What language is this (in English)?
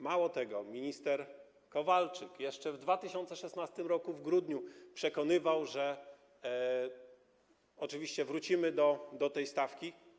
Polish